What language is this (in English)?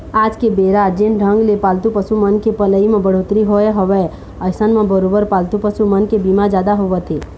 Chhattisgarhi